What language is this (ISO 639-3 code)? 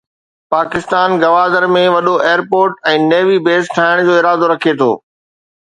snd